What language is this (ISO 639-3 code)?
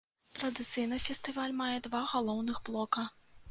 bel